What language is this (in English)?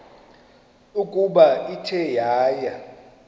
Xhosa